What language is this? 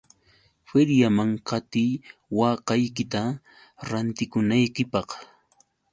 Yauyos Quechua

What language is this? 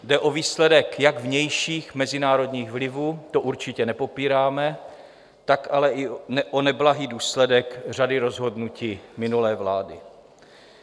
Czech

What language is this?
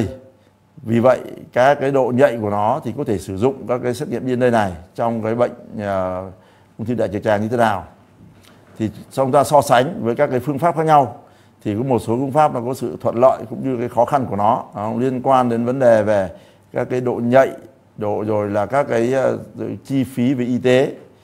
Vietnamese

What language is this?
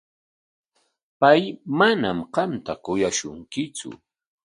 Corongo Ancash Quechua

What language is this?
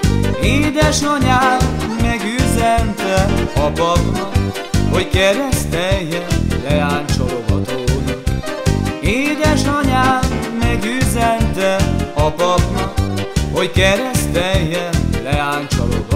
Hungarian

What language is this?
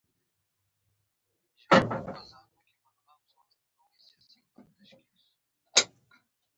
Pashto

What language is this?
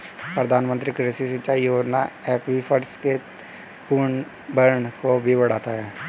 Hindi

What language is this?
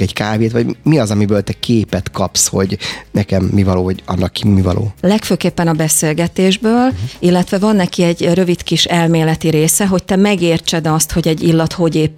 Hungarian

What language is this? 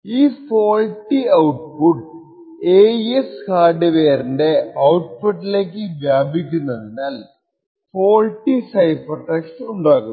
Malayalam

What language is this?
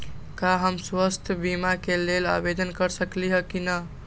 Magahi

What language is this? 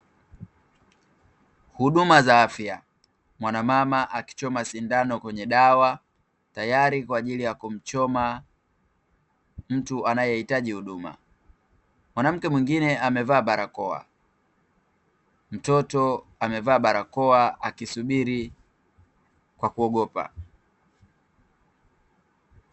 Swahili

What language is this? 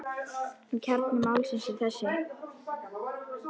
Icelandic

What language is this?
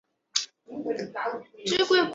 Chinese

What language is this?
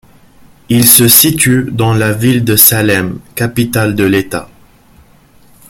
French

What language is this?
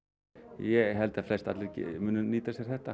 Icelandic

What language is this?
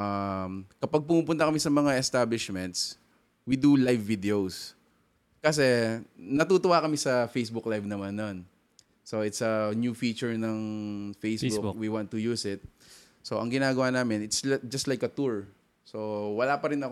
Filipino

